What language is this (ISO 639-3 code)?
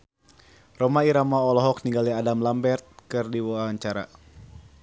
sun